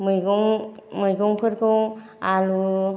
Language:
Bodo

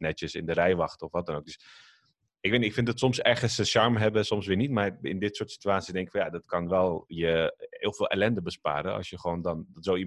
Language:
Dutch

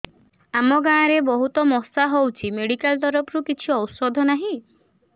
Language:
Odia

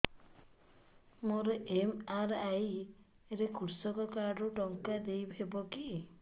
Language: Odia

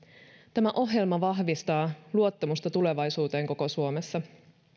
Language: Finnish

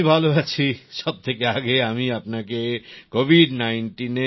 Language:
Bangla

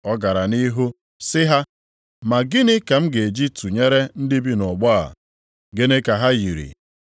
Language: Igbo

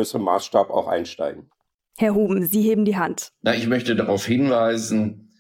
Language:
German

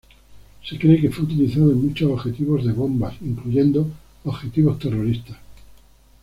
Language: Spanish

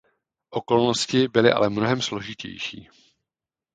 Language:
Czech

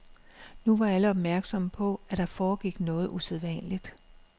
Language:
Danish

